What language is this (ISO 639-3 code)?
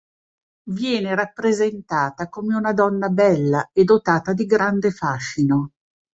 ita